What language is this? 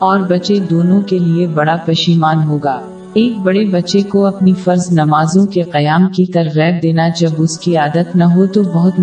Urdu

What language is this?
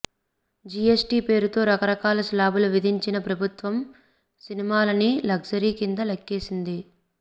Telugu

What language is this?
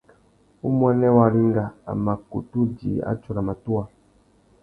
Tuki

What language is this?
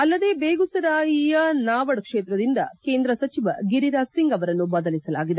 Kannada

